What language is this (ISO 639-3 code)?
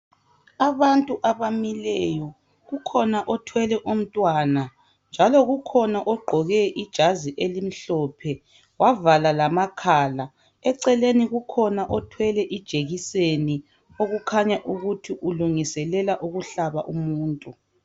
nde